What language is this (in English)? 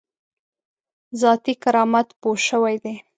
Pashto